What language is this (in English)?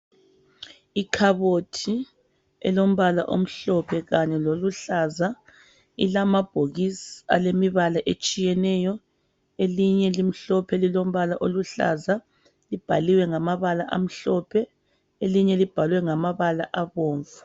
North Ndebele